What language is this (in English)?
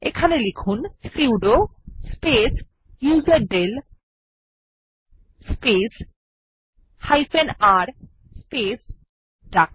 Bangla